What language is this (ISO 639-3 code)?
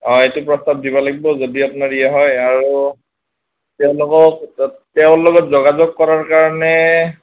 asm